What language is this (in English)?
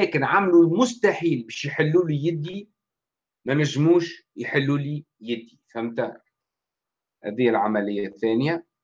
Arabic